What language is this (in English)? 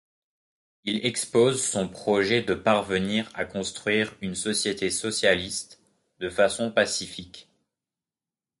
French